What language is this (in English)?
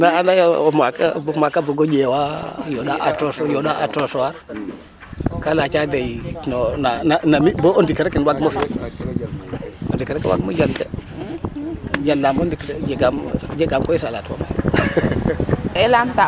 Serer